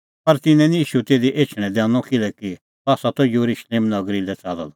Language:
Kullu Pahari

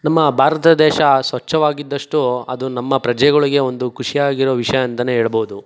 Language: Kannada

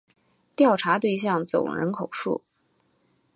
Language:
Chinese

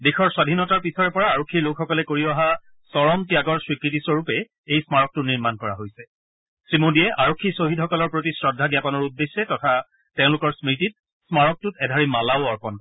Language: Assamese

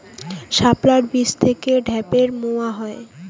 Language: Bangla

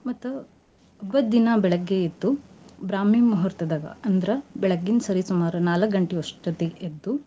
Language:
Kannada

